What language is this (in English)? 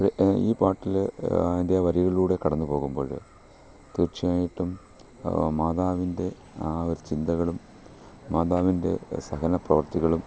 Malayalam